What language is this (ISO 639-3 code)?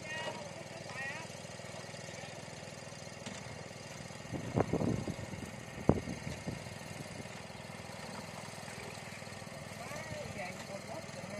vie